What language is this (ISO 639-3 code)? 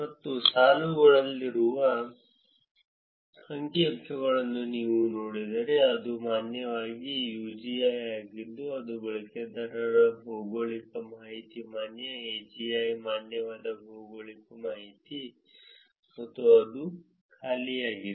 kan